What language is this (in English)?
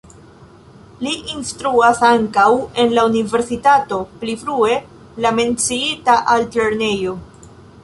Esperanto